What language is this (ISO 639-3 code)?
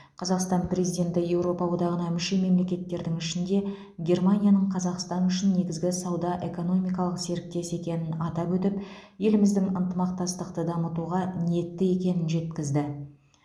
kaz